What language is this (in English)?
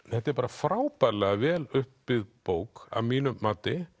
Icelandic